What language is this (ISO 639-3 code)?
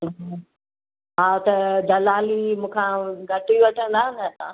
snd